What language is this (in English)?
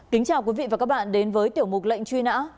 Vietnamese